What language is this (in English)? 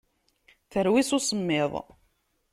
Kabyle